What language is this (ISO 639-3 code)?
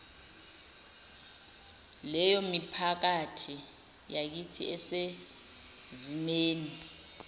zul